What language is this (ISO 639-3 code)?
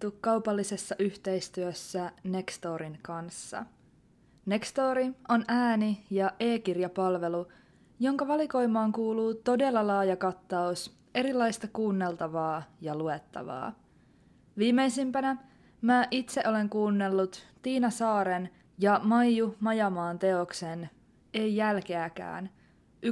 fin